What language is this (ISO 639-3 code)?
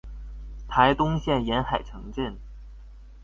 zho